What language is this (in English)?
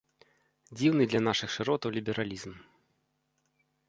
Belarusian